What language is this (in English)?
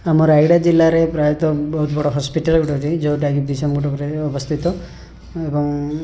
Odia